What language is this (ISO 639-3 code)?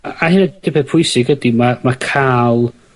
cym